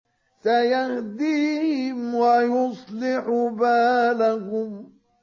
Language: Arabic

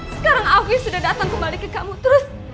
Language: Indonesian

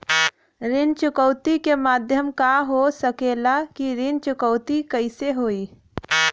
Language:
Bhojpuri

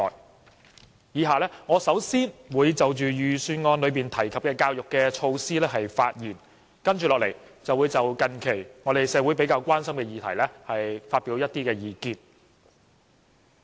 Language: Cantonese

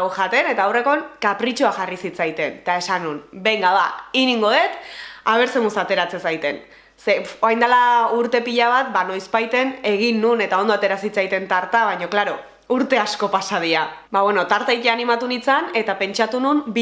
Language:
Basque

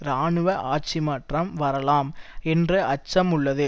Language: Tamil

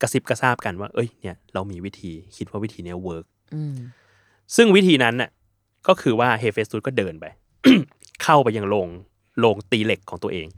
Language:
Thai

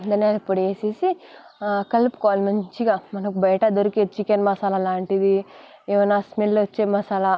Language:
Telugu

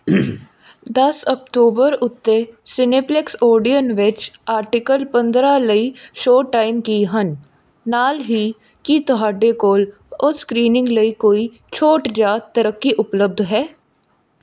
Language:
Punjabi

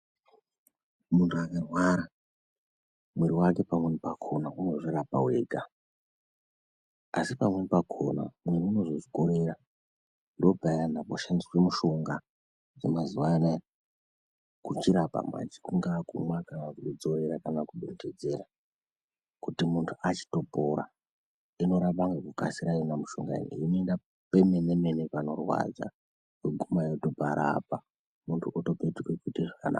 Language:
Ndau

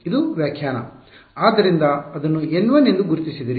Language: Kannada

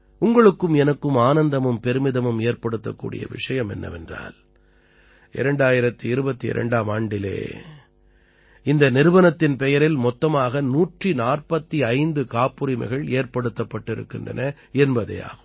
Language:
Tamil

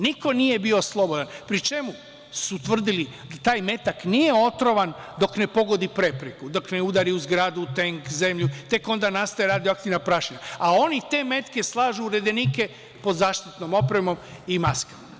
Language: Serbian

